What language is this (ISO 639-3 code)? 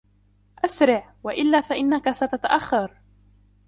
ara